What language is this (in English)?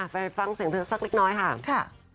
Thai